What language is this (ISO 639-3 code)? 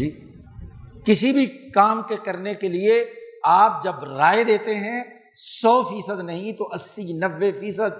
urd